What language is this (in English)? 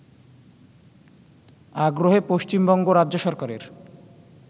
Bangla